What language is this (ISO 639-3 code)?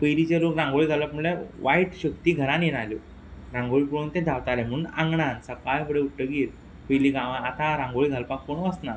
kok